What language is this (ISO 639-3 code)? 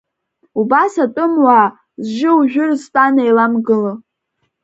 abk